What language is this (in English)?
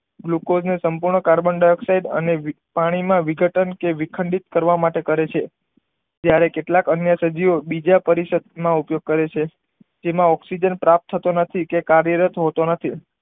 Gujarati